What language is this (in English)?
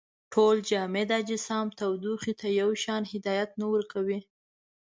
Pashto